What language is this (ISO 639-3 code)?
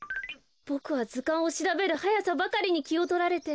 jpn